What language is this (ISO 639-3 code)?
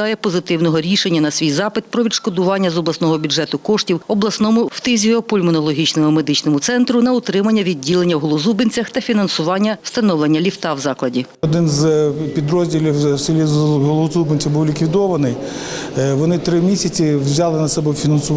ukr